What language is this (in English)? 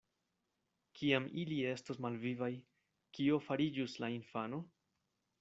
Esperanto